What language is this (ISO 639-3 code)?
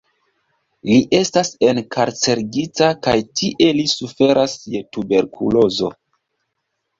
epo